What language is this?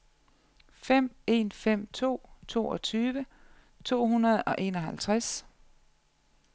Danish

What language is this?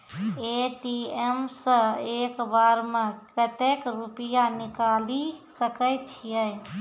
Maithili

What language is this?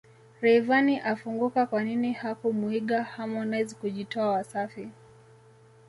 Swahili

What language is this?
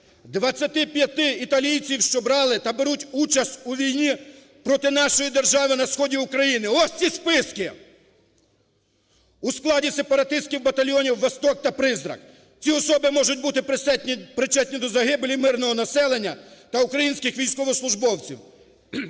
Ukrainian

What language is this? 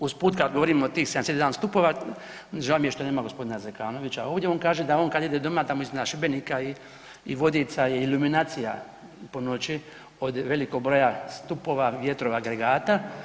Croatian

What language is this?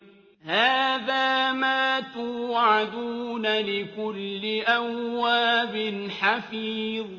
Arabic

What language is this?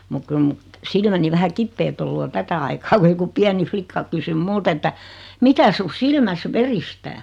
Finnish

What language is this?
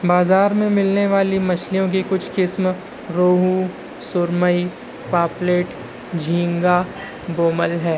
Urdu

